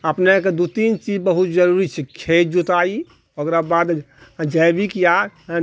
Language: Maithili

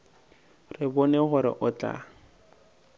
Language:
Northern Sotho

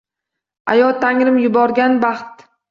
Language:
Uzbek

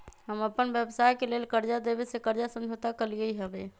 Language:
Magahi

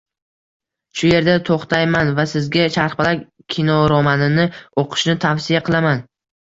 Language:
Uzbek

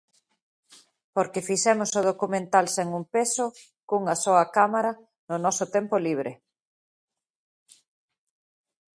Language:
Galician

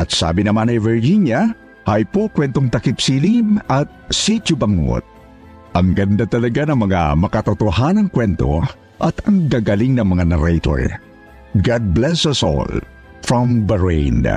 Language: Filipino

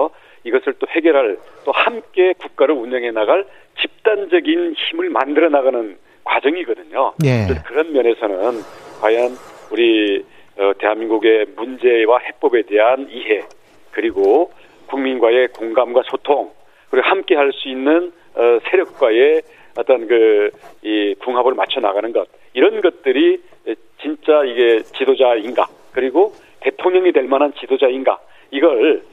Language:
Korean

